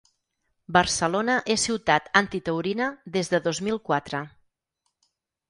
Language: Catalan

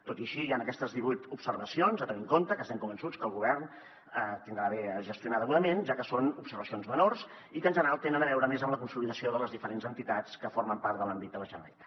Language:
Catalan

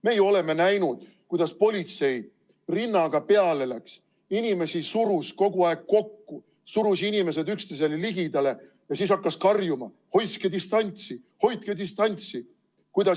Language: Estonian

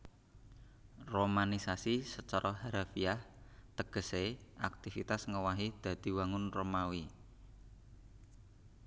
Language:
Javanese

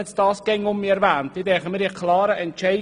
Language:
Swiss German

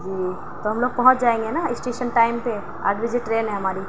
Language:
Urdu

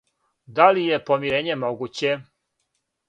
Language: Serbian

